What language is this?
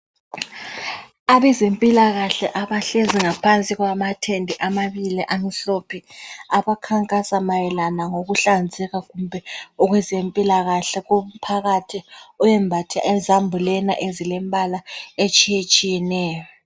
North Ndebele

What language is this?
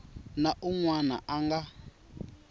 Tsonga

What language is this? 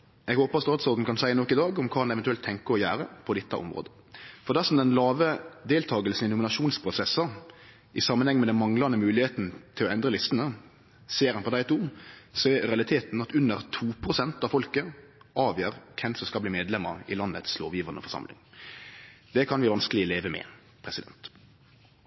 Norwegian Nynorsk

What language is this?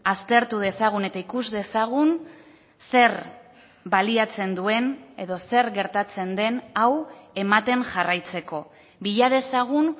Basque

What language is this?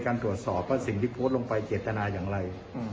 Thai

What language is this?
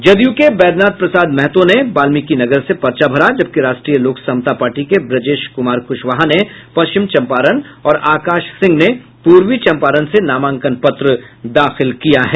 Hindi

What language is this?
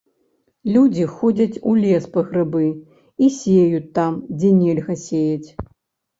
Belarusian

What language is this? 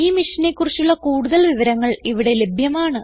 Malayalam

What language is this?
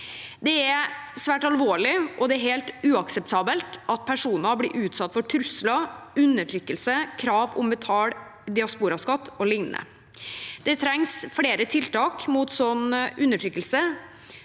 Norwegian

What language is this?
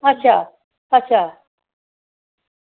Dogri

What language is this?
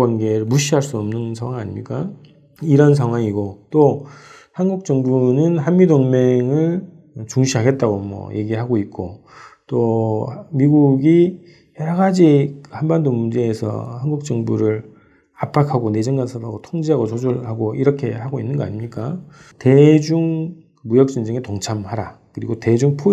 Korean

